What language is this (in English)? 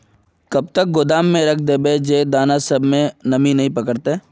Magahi